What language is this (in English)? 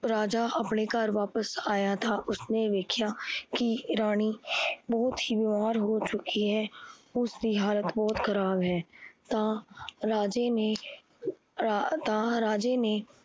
Punjabi